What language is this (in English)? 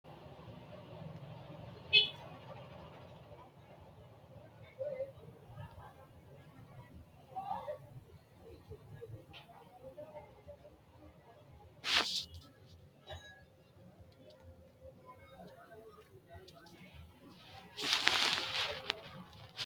Sidamo